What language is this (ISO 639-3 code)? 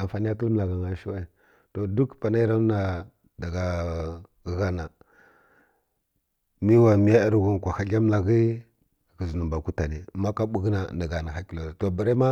fkk